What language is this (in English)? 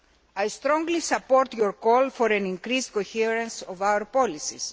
English